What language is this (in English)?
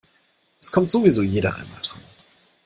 German